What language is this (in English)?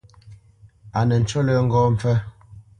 Bamenyam